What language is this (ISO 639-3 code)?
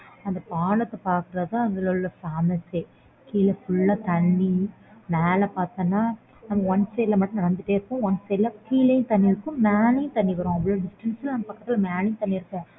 tam